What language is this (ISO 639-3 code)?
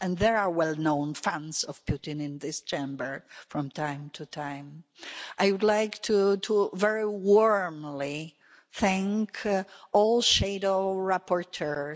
eng